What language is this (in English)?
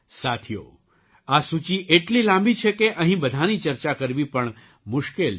Gujarati